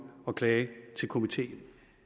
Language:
Danish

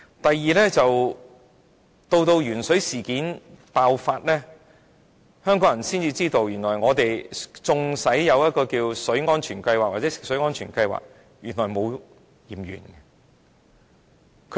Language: Cantonese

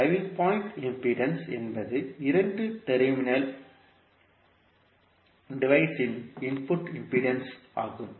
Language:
Tamil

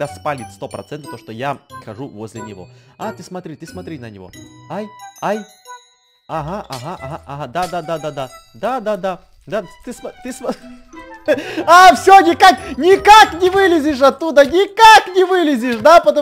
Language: Russian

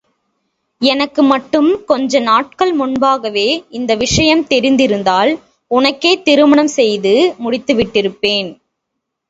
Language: Tamil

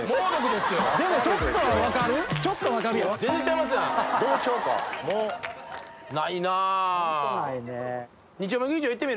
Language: Japanese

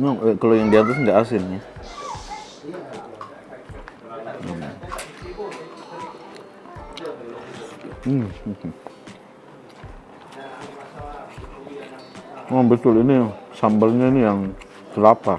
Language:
Indonesian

